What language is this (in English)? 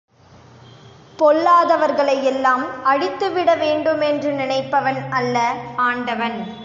Tamil